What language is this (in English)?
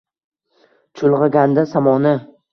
Uzbek